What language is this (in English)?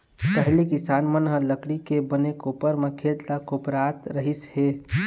Chhattisgarhi